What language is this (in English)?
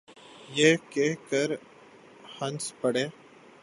Urdu